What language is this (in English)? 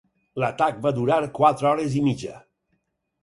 Catalan